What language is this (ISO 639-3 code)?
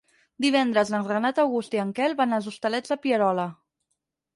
cat